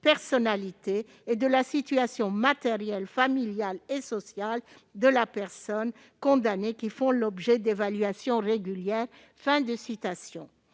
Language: French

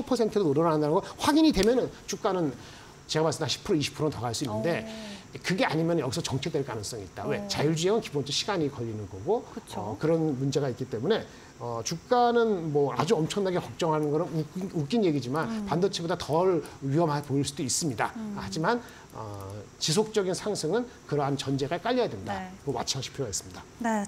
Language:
Korean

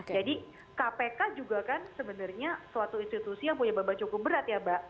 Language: Indonesian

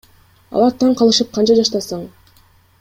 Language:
Kyrgyz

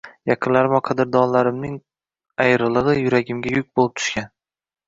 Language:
Uzbek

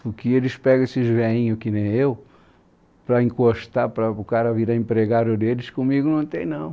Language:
Portuguese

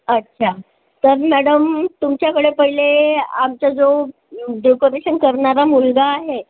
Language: Marathi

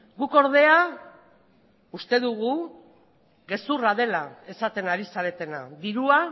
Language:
Basque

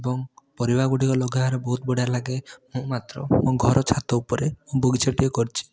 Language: Odia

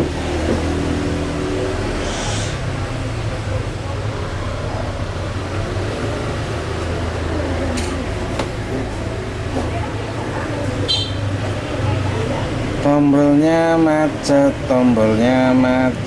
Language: Indonesian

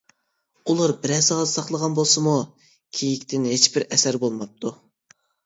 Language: Uyghur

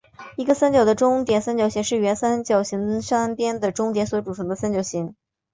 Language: Chinese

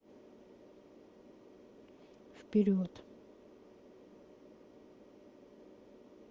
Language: Russian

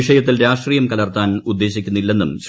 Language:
Malayalam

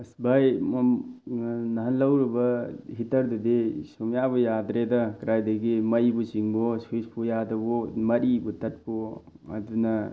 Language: Manipuri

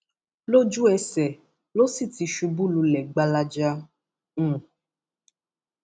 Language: Yoruba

